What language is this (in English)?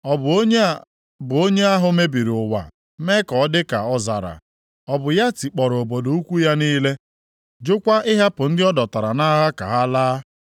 Igbo